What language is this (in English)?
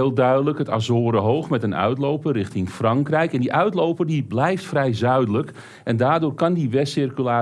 Dutch